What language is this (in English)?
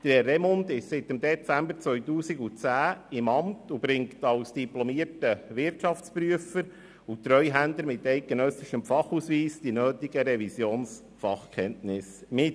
Swiss German